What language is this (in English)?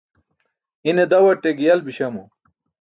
Burushaski